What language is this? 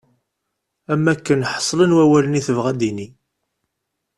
Kabyle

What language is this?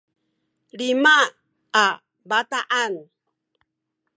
Sakizaya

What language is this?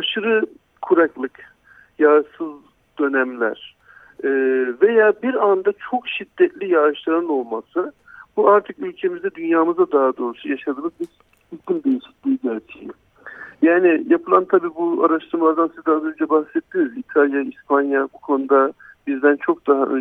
Turkish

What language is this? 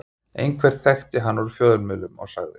Icelandic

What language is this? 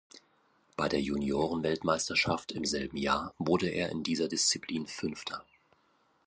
German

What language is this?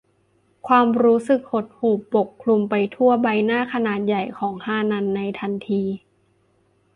Thai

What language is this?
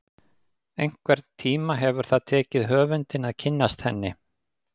Icelandic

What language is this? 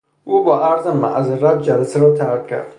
Persian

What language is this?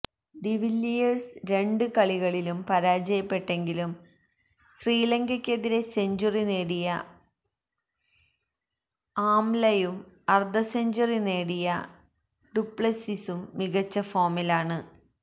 Malayalam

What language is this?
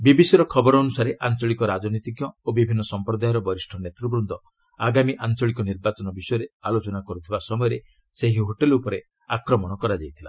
Odia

